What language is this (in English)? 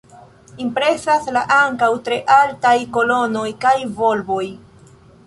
Esperanto